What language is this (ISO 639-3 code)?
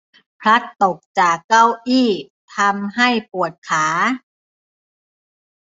tha